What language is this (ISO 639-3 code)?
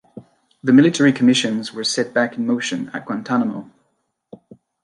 eng